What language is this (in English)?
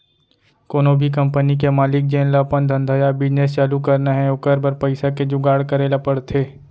Chhattisgarhi